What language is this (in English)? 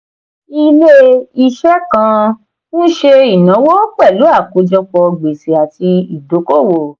Yoruba